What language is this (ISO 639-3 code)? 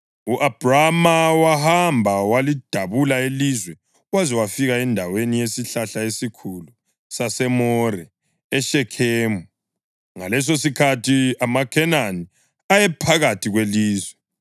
nde